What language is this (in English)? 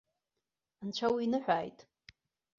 Abkhazian